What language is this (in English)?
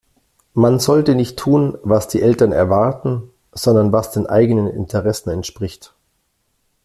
German